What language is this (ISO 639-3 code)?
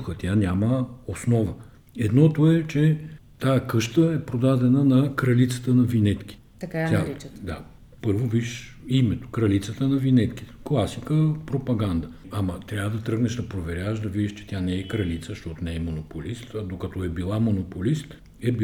bul